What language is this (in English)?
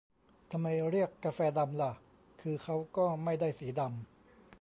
Thai